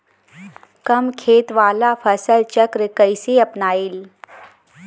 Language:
Bhojpuri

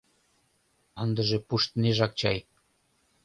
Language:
Mari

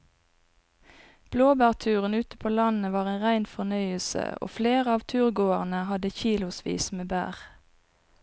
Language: Norwegian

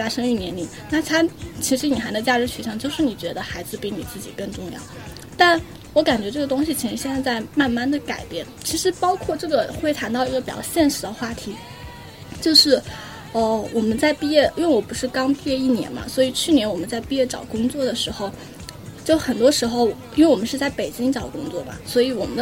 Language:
Chinese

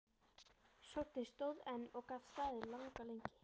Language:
Icelandic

